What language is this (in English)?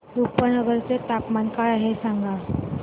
Marathi